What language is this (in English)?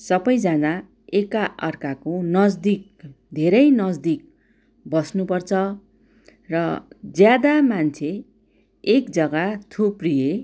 Nepali